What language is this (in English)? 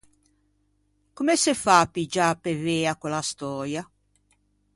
Ligurian